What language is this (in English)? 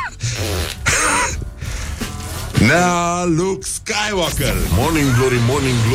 Romanian